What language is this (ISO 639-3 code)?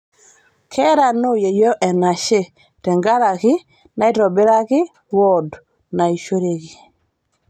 mas